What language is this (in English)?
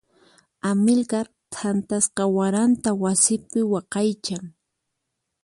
Puno Quechua